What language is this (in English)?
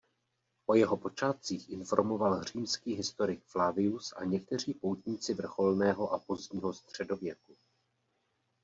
Czech